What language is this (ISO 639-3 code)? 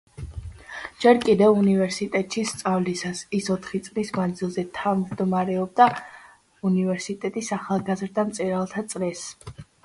kat